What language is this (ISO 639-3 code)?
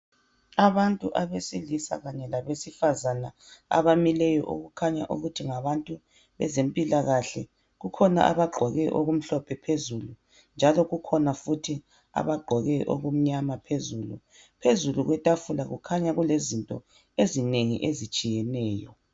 nde